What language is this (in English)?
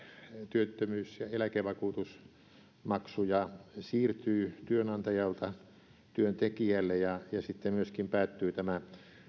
Finnish